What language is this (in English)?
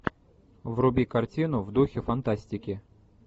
Russian